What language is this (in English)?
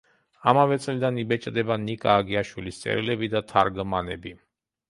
Georgian